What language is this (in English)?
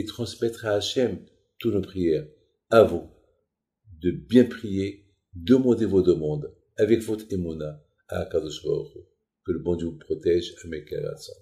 French